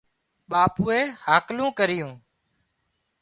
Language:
Wadiyara Koli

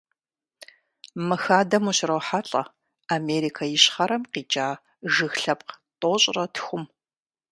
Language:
Kabardian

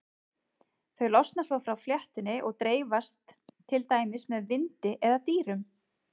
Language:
Icelandic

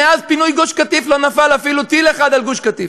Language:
Hebrew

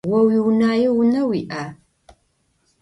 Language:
Adyghe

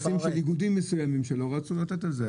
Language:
Hebrew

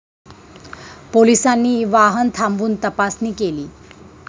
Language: Marathi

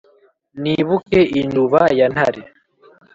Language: Kinyarwanda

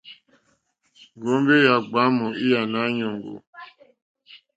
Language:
Mokpwe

